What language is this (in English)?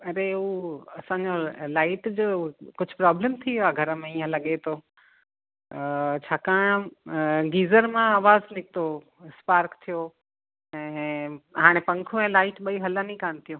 Sindhi